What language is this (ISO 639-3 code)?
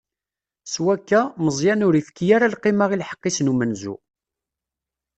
kab